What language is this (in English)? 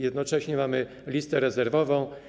Polish